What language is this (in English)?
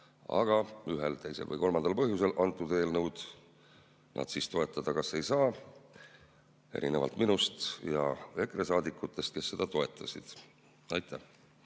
Estonian